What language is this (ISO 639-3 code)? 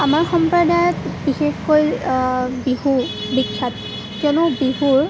asm